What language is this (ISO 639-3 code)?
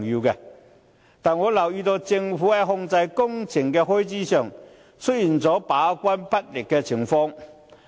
yue